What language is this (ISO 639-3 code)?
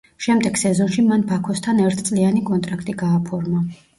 kat